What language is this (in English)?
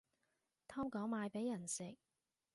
Cantonese